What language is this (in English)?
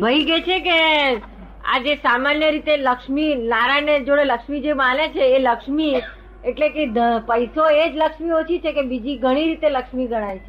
Gujarati